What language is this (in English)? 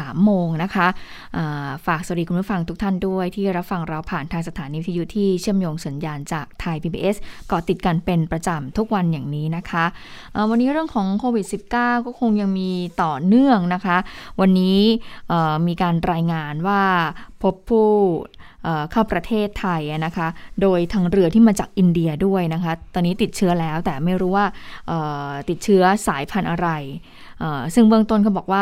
Thai